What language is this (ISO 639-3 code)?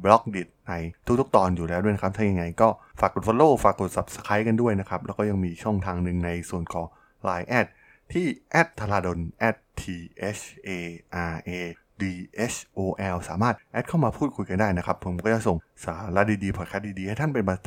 tha